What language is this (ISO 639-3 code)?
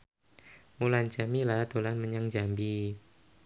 jav